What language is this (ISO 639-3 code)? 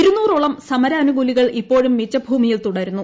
mal